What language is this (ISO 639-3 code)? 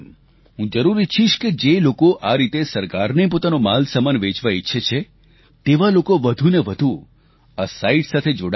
guj